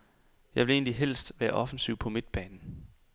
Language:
Danish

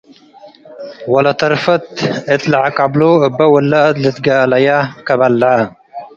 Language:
Tigre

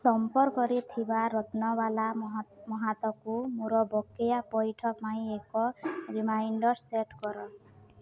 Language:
Odia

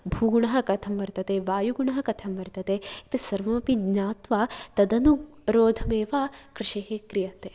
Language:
Sanskrit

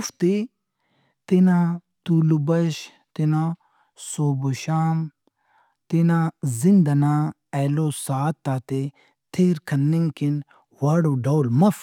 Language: Brahui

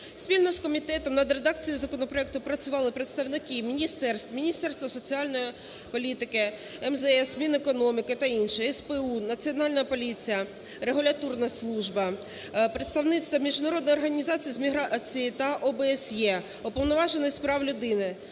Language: Ukrainian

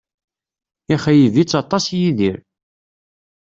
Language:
Kabyle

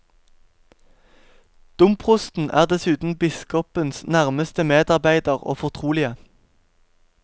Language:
Norwegian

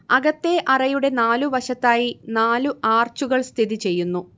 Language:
Malayalam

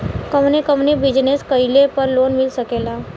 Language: Bhojpuri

